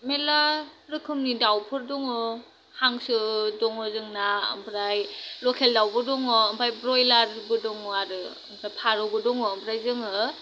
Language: Bodo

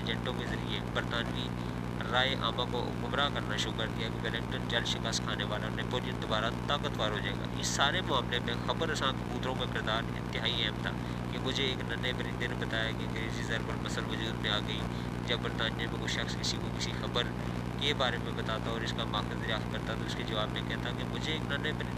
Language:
Urdu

